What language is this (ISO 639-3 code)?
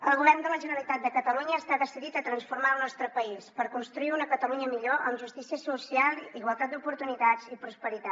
cat